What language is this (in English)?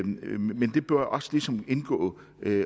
Danish